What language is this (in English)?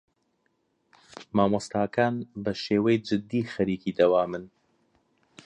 Central Kurdish